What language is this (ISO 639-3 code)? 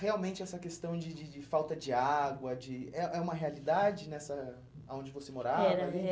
por